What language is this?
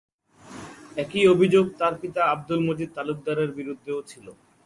Bangla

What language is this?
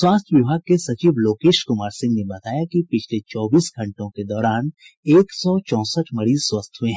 Hindi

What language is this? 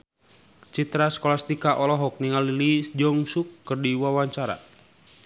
Sundanese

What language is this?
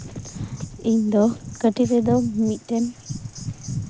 Santali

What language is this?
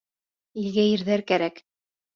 Bashkir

